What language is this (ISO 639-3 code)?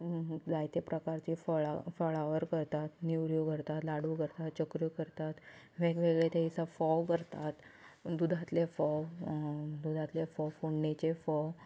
kok